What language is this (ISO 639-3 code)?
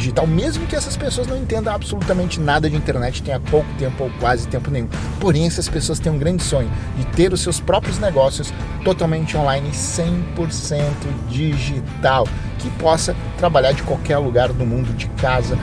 por